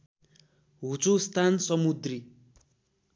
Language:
Nepali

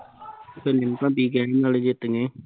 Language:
Punjabi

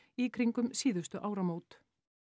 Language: Icelandic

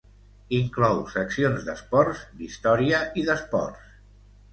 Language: Catalan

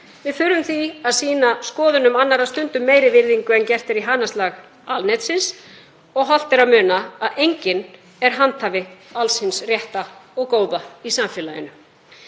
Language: Icelandic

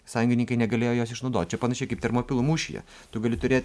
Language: Lithuanian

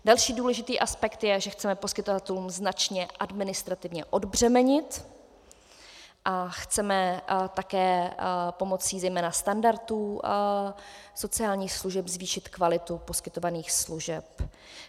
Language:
Czech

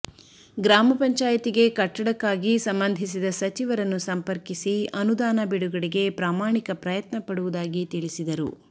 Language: Kannada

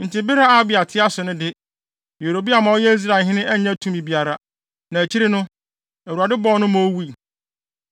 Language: Akan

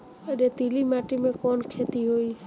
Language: Bhojpuri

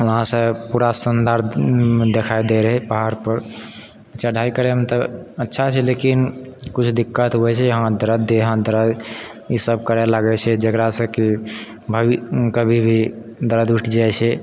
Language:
Maithili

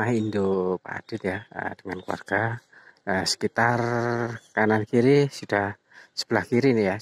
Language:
Indonesian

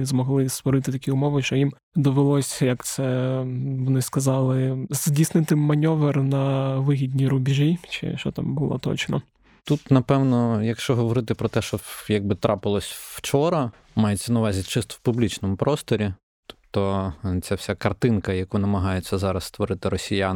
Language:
Ukrainian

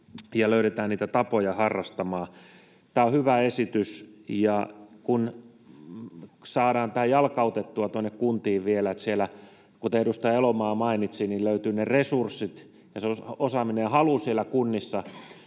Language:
Finnish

